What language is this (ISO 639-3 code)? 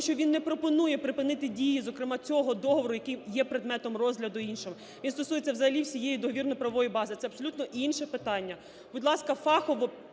ukr